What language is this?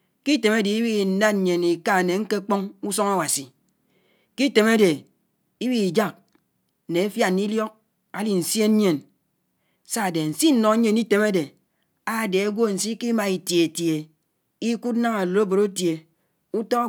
Anaang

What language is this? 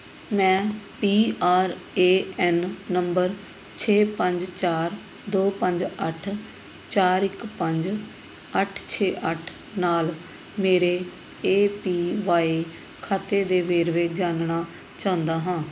Punjabi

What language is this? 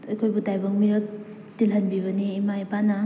Manipuri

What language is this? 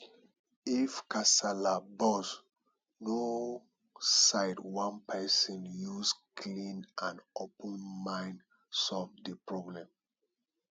Nigerian Pidgin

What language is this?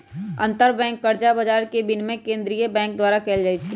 Magahi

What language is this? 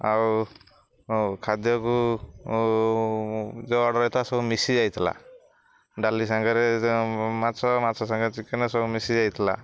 Odia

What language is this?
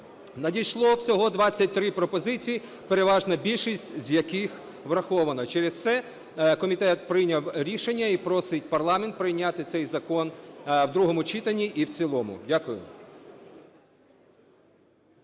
Ukrainian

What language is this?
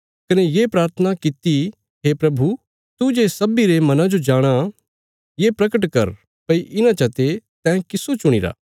Bilaspuri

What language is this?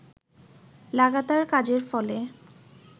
Bangla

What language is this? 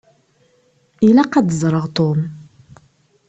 Kabyle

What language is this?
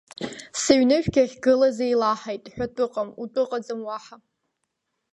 Abkhazian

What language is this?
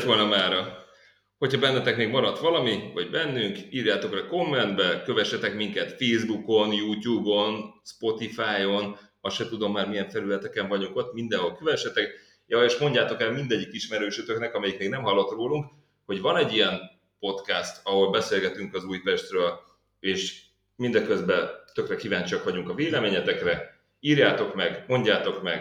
Hungarian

